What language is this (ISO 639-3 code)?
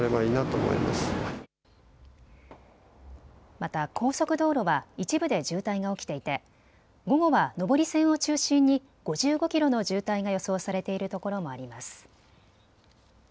jpn